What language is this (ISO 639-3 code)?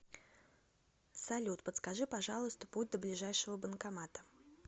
rus